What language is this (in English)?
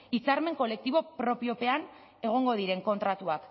Basque